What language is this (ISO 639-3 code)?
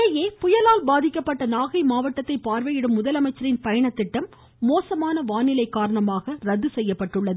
tam